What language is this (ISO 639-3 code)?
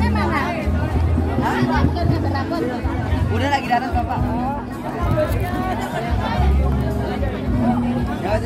ind